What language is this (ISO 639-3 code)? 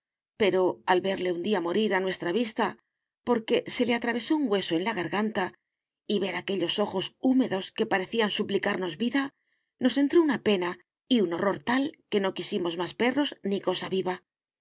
spa